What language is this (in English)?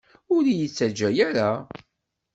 Kabyle